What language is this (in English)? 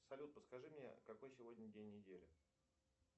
Russian